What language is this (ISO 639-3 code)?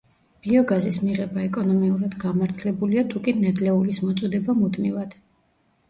kat